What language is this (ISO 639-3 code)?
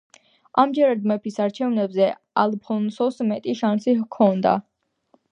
kat